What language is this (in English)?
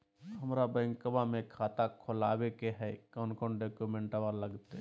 Magahi